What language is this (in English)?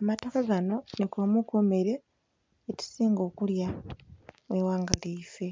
Soga